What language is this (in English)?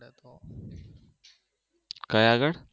Gujarati